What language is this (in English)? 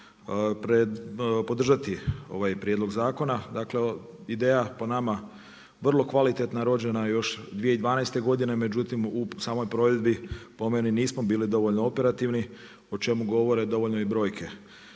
Croatian